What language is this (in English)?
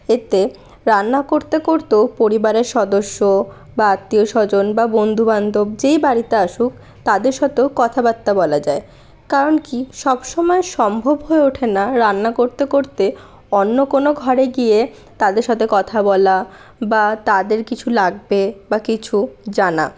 Bangla